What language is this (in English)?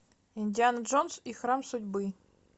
Russian